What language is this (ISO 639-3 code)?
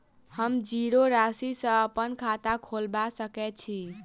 mai